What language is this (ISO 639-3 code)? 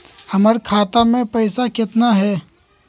mag